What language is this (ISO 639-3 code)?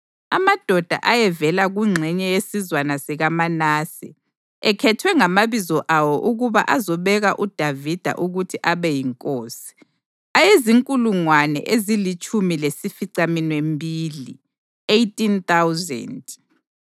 nde